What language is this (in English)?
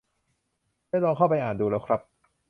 Thai